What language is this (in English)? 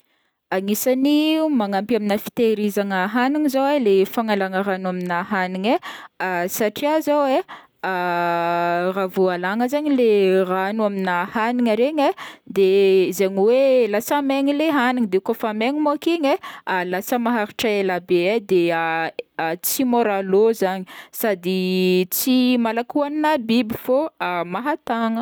Northern Betsimisaraka Malagasy